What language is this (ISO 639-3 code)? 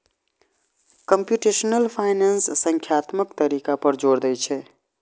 mai